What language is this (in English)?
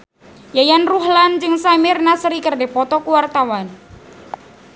Sundanese